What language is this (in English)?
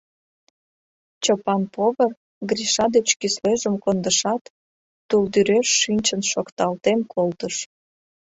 Mari